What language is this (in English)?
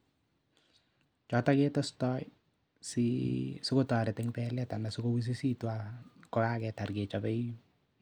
Kalenjin